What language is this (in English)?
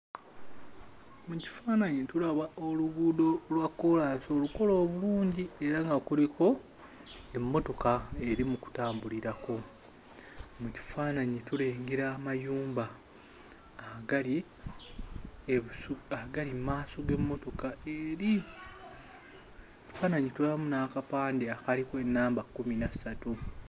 Ganda